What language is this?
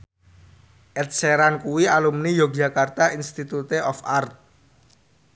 Javanese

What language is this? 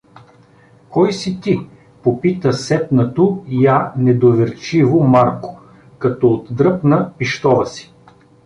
Bulgarian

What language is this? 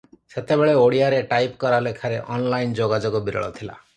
Odia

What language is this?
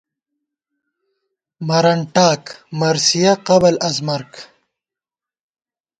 Gawar-Bati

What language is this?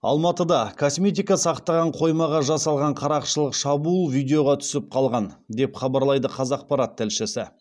Kazakh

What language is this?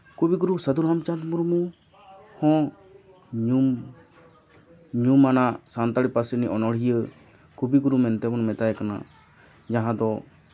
Santali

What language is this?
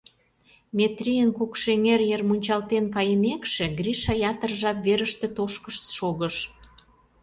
Mari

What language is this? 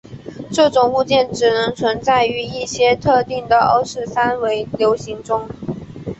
Chinese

